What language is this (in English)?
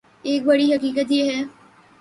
Urdu